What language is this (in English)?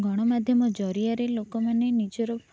Odia